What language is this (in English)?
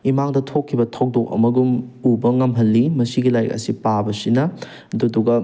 Manipuri